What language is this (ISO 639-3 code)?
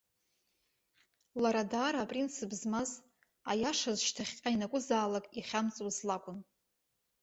abk